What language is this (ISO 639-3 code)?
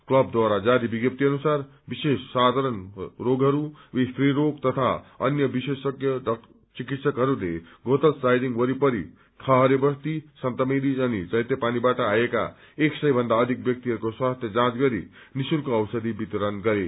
nep